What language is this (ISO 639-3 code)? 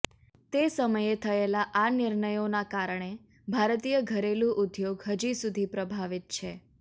guj